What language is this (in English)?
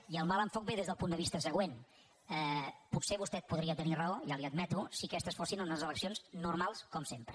Catalan